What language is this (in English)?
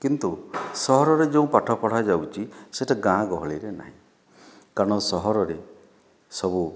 Odia